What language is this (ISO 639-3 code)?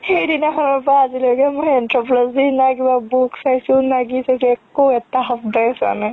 asm